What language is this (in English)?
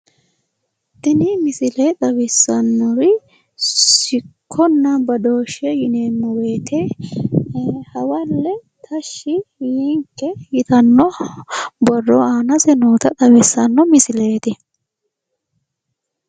Sidamo